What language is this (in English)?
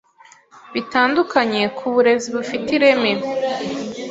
Kinyarwanda